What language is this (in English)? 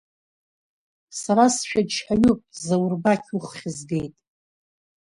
Abkhazian